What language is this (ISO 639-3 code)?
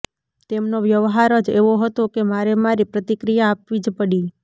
guj